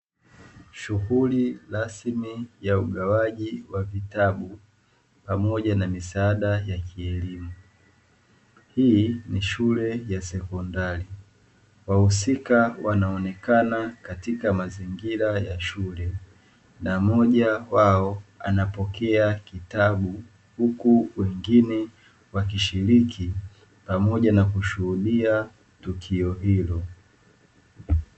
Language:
Swahili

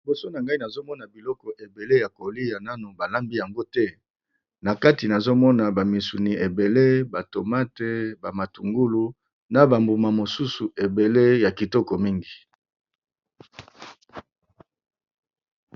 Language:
Lingala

